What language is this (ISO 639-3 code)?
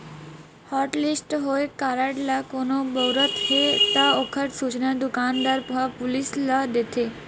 hne